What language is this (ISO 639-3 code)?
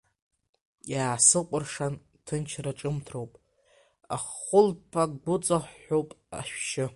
abk